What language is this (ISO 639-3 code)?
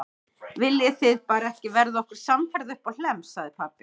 isl